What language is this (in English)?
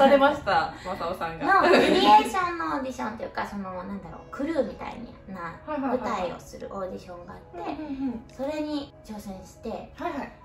Japanese